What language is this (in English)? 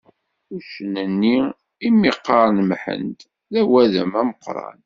Kabyle